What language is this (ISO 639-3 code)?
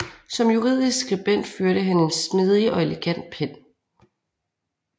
dan